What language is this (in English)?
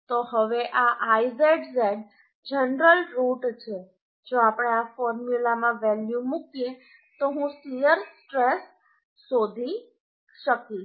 Gujarati